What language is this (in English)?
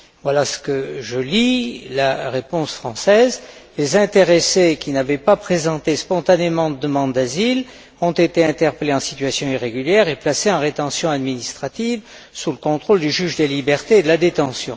French